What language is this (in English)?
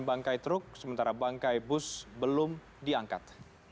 Indonesian